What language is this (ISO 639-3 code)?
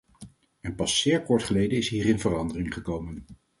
nld